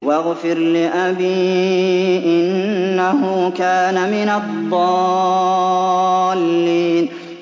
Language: Arabic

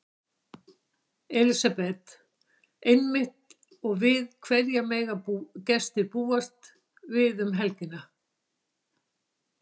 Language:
Icelandic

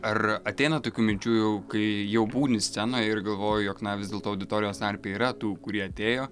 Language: Lithuanian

